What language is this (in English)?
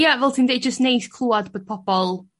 Welsh